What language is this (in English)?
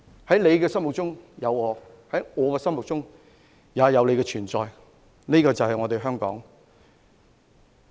Cantonese